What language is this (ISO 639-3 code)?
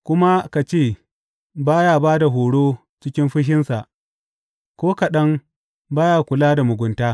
hau